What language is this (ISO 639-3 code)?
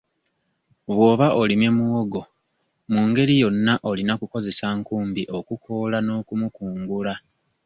lug